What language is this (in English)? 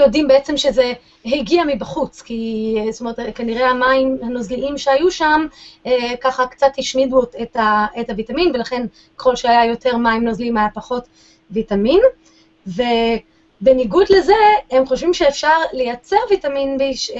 Hebrew